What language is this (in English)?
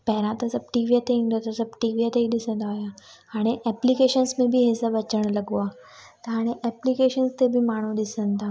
Sindhi